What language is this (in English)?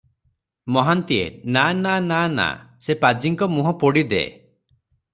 Odia